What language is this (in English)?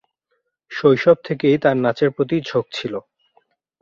Bangla